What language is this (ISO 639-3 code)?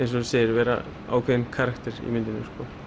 isl